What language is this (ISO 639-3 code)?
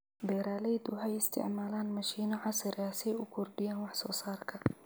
som